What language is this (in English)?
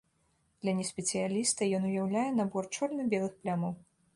Belarusian